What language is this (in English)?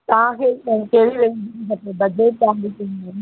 Sindhi